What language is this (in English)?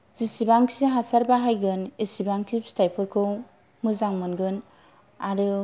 Bodo